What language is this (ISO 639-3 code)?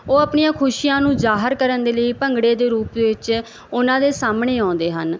pan